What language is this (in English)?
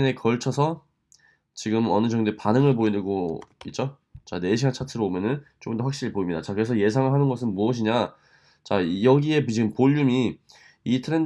Korean